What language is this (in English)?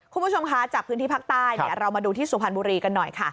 Thai